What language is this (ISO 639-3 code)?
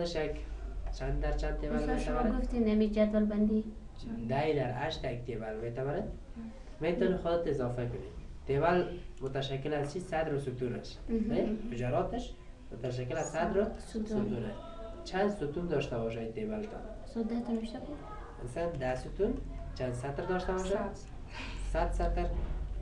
fas